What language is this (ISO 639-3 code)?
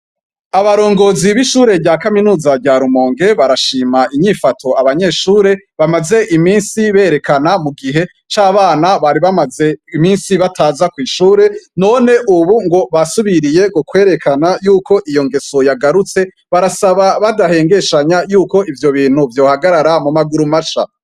run